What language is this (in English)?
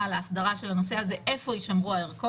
Hebrew